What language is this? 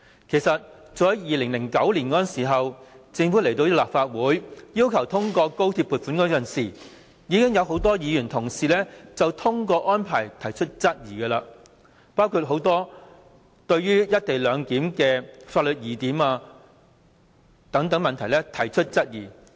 Cantonese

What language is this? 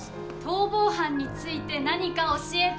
Japanese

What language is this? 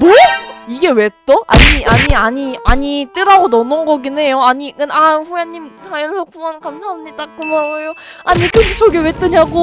Korean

